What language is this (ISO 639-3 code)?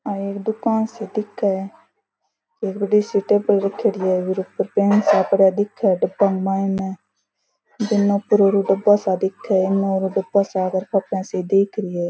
raj